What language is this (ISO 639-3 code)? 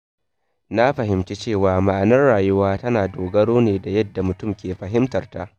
hau